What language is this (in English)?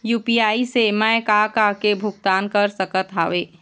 Chhattisgarhi